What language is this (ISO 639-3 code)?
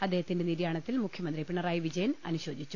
mal